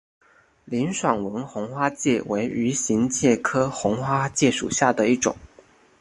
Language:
Chinese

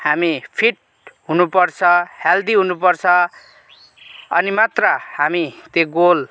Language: Nepali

